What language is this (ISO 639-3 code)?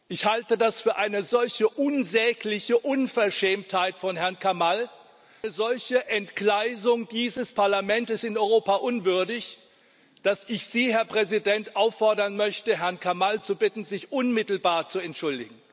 deu